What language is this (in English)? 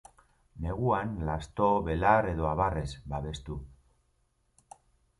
Basque